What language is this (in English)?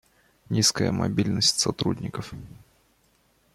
Russian